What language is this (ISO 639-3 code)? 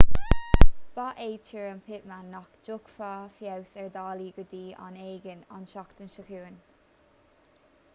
gle